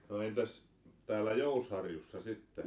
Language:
Finnish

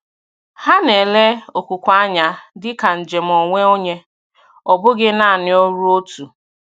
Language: Igbo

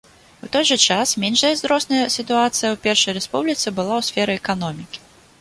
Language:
Belarusian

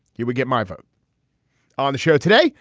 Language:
English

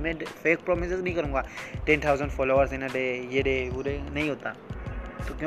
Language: Hindi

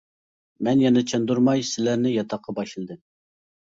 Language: Uyghur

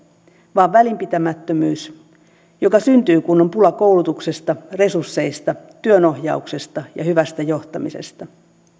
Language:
Finnish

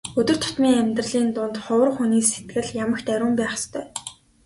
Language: Mongolian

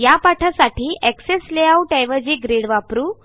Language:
Marathi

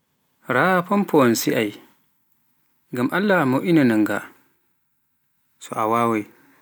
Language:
Pular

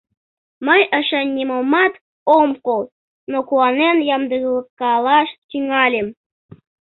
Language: Mari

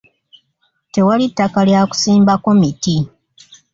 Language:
Ganda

